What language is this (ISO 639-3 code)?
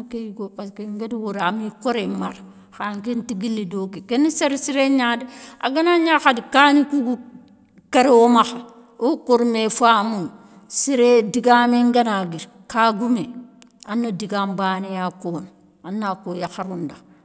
snk